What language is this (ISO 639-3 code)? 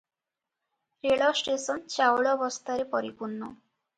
ori